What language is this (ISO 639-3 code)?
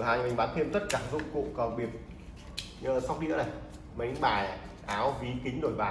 vie